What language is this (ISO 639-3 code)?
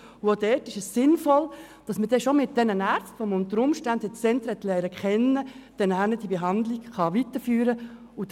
gsw